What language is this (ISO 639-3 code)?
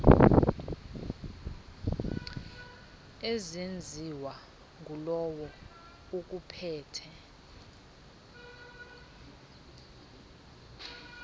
xho